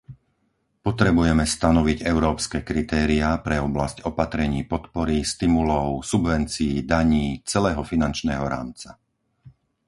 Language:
Slovak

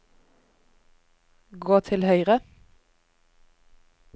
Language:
Norwegian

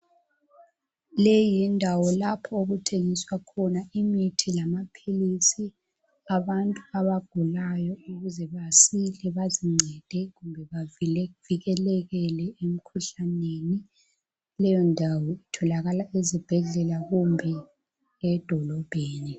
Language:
North Ndebele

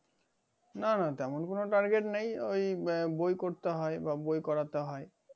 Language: Bangla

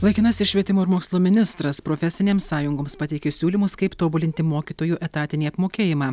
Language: Lithuanian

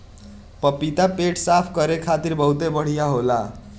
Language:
Bhojpuri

